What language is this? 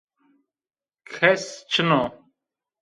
Zaza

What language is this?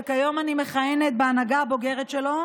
Hebrew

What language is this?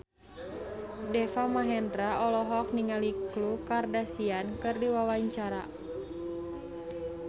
Sundanese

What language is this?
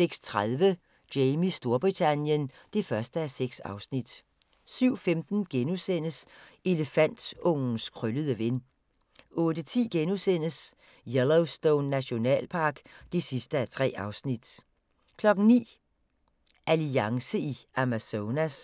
Danish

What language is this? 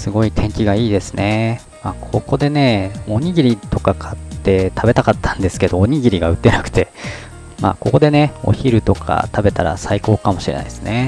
Japanese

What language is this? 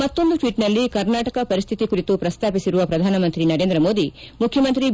Kannada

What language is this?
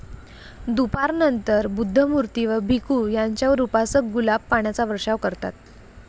Marathi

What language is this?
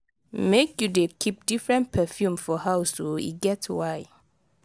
Nigerian Pidgin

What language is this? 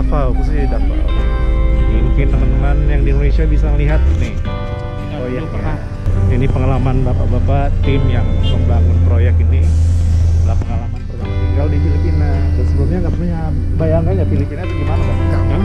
Indonesian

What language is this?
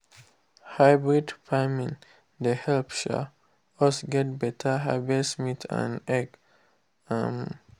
Nigerian Pidgin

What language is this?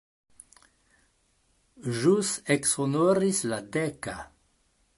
Esperanto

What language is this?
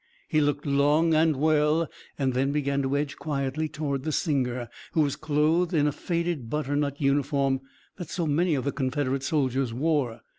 English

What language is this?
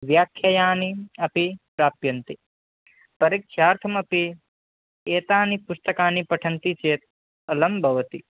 Sanskrit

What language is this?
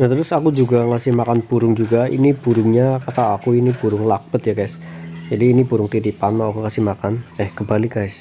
Indonesian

